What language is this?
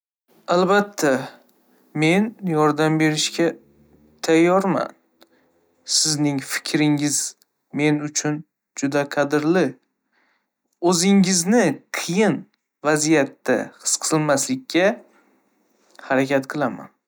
Uzbek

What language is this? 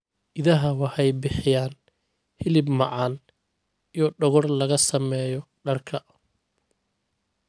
Somali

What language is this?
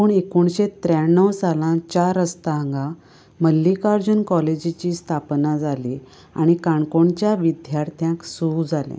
Konkani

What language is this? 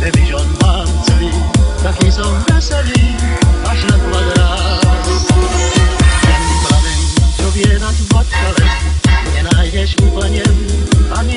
Arabic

